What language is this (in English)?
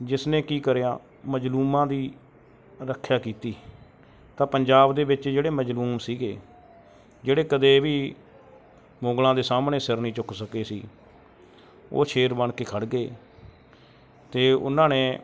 Punjabi